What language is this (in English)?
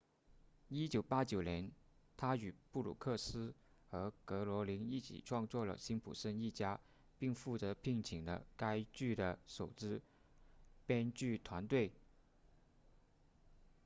Chinese